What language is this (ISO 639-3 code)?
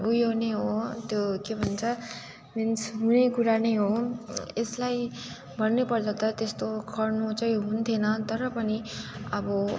nep